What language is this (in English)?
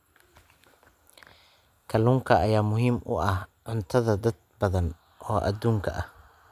Somali